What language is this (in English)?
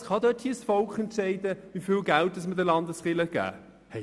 Swiss German